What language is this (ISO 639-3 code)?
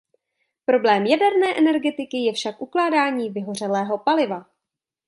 ces